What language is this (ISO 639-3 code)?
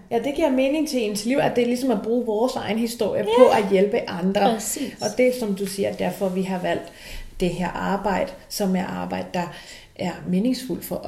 dan